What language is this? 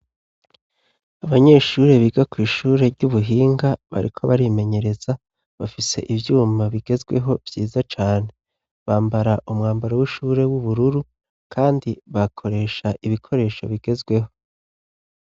Rundi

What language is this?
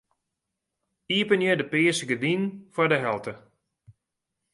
Western Frisian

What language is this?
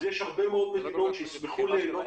Hebrew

